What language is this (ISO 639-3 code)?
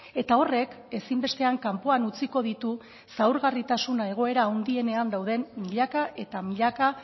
eus